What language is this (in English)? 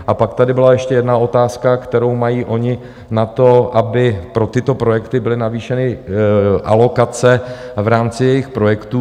Czech